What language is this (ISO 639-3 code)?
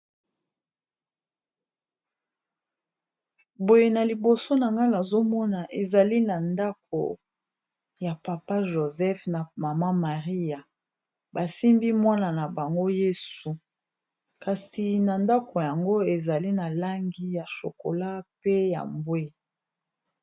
lin